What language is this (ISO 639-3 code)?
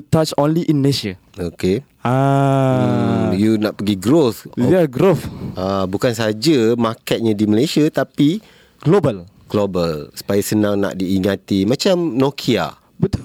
msa